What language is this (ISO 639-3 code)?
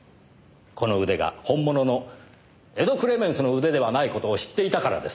jpn